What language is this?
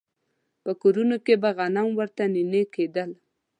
Pashto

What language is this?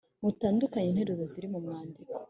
Kinyarwanda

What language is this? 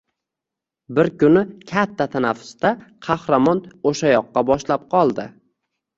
Uzbek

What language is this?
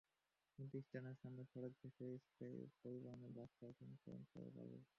Bangla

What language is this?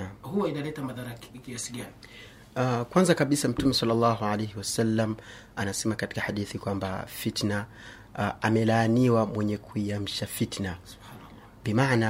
Swahili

